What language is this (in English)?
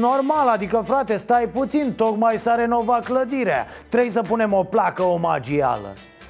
Romanian